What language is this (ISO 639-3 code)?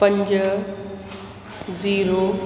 snd